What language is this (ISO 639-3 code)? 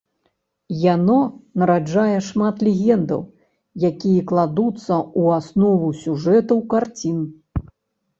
bel